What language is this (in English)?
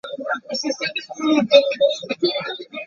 English